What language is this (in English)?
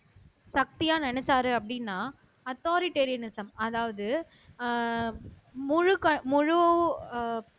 Tamil